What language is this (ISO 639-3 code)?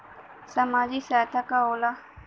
bho